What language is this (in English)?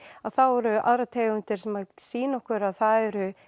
Icelandic